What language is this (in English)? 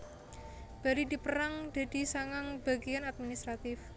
Javanese